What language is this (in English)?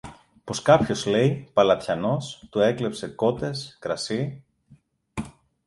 Greek